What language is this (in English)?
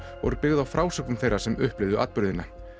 Icelandic